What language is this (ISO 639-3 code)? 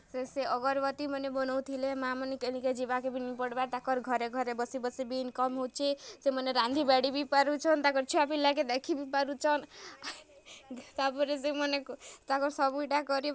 ori